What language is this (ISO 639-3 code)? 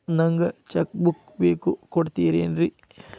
kan